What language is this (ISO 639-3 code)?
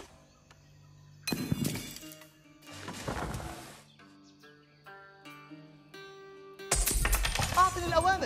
ara